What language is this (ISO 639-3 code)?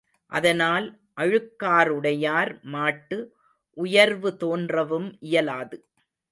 tam